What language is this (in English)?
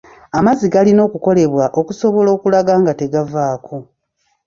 Ganda